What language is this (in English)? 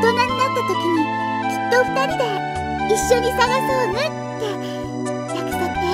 Japanese